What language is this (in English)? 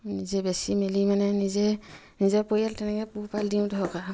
Assamese